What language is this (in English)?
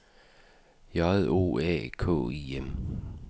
Danish